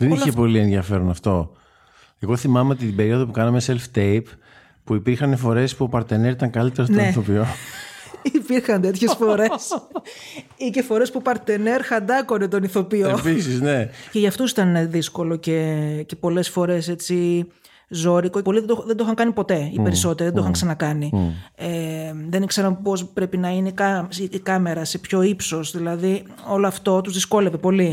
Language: Greek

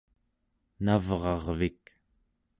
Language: Central Yupik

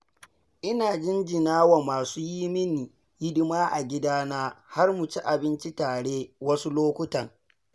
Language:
Hausa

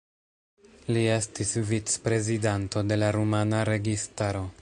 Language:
Esperanto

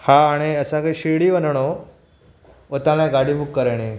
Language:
Sindhi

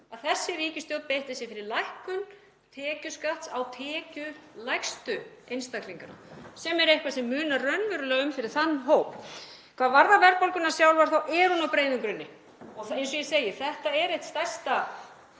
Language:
Icelandic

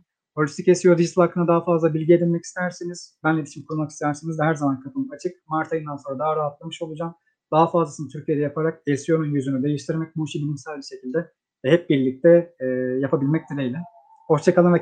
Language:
Turkish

